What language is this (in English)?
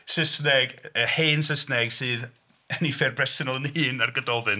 Welsh